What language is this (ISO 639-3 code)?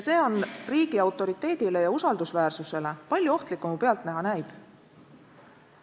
est